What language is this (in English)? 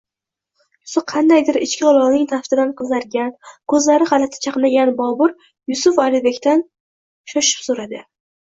Uzbek